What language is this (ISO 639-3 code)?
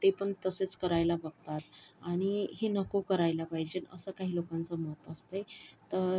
mar